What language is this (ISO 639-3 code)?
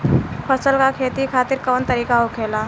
bho